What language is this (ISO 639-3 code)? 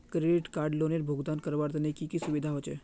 mag